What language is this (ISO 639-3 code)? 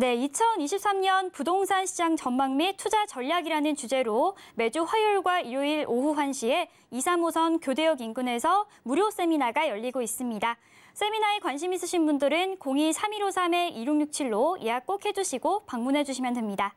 kor